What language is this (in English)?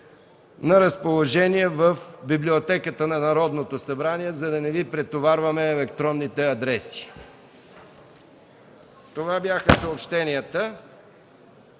Bulgarian